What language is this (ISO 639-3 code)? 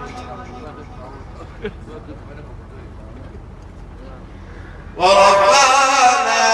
ara